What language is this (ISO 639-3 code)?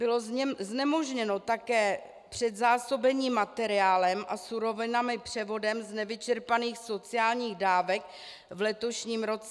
ces